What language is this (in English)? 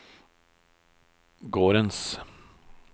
Norwegian